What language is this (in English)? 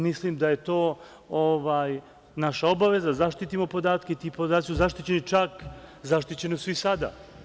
Serbian